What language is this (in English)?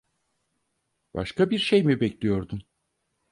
Turkish